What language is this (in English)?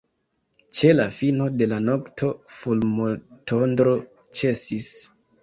Esperanto